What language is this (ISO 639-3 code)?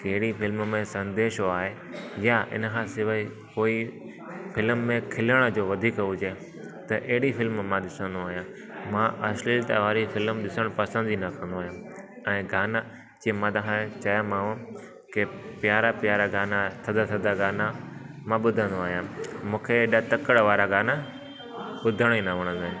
snd